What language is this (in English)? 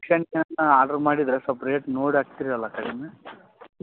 Kannada